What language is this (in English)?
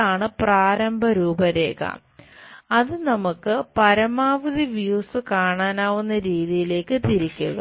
Malayalam